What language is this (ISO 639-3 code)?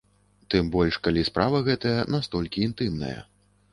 bel